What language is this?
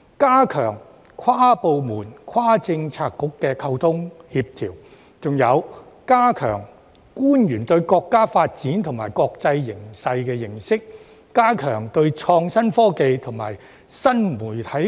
Cantonese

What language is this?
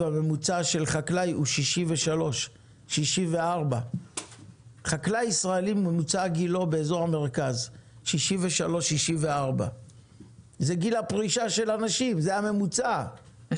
Hebrew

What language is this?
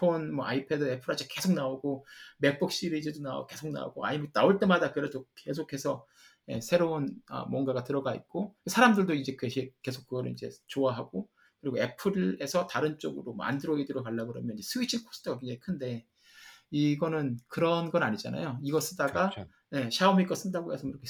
Korean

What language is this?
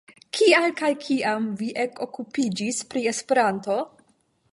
Esperanto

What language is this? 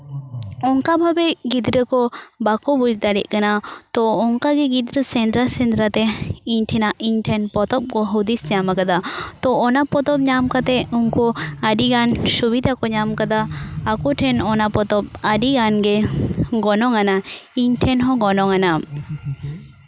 Santali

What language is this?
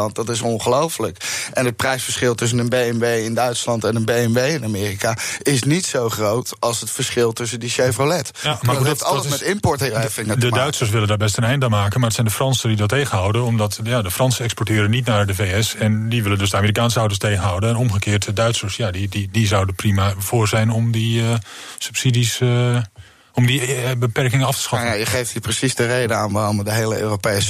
Dutch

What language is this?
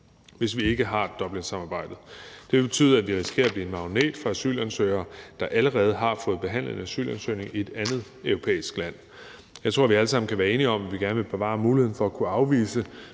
Danish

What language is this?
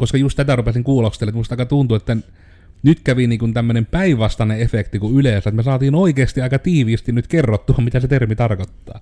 Finnish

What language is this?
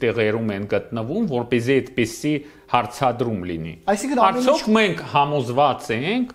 Romanian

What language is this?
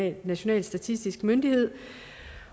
Danish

